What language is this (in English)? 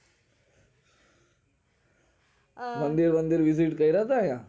Gujarati